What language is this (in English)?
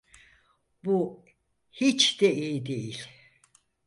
Turkish